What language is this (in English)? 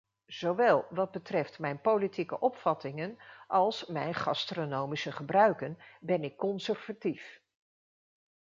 Dutch